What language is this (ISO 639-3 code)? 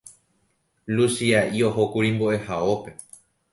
grn